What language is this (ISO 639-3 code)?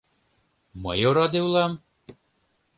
chm